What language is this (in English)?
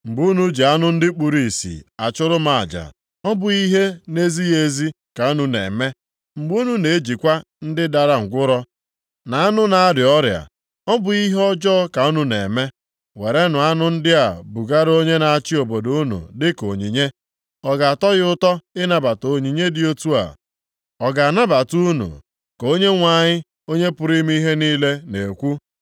Igbo